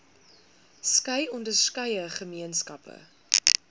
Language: Afrikaans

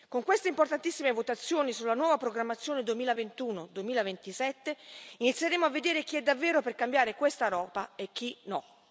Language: Italian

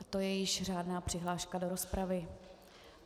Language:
Czech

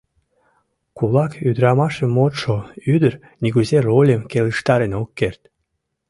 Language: Mari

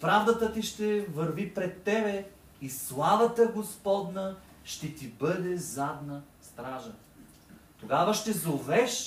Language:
Bulgarian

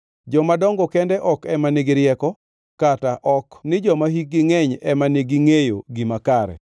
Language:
Luo (Kenya and Tanzania)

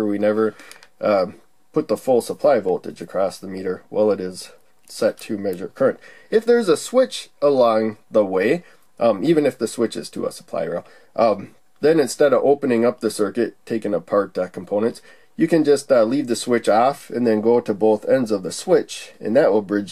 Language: English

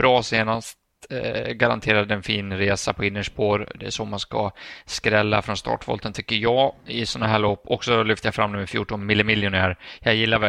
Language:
Swedish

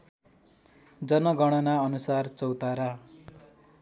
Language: Nepali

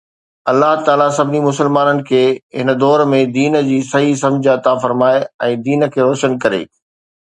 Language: Sindhi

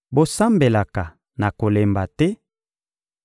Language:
Lingala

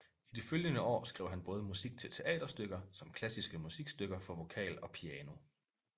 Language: Danish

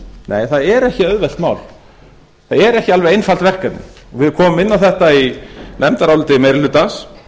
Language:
Icelandic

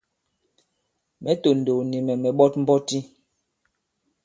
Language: Bankon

